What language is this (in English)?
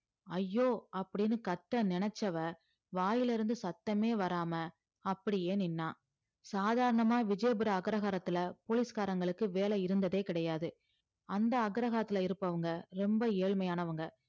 Tamil